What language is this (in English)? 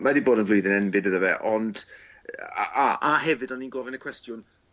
Welsh